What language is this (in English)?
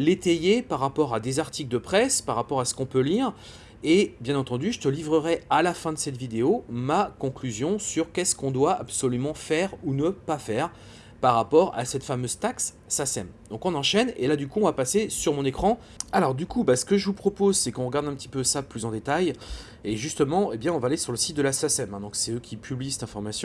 French